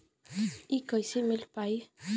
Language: Bhojpuri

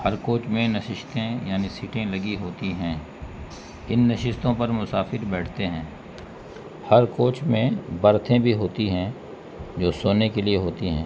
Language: Urdu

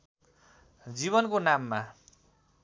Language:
Nepali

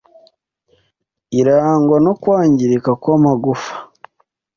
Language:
Kinyarwanda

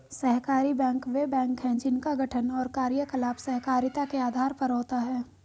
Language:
Hindi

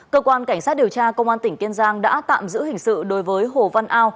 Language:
Vietnamese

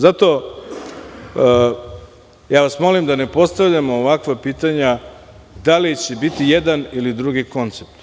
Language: Serbian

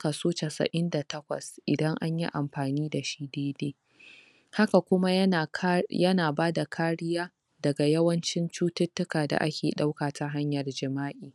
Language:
Hausa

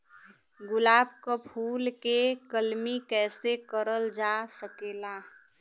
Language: Bhojpuri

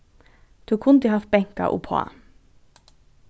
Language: Faroese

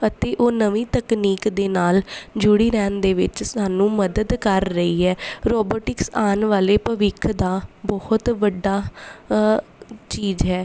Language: Punjabi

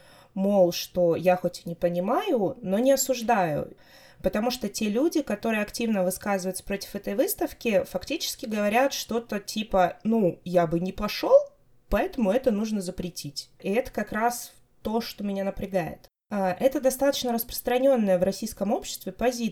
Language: Russian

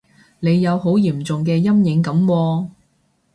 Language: Cantonese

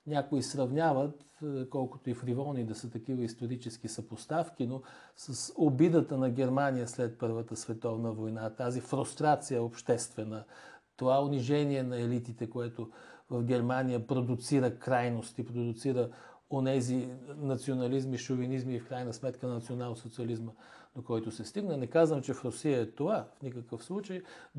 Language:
Bulgarian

